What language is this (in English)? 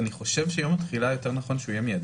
Hebrew